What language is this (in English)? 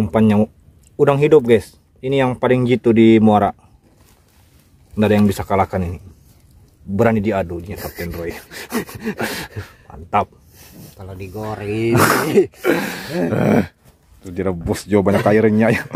Indonesian